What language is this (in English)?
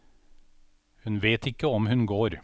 Norwegian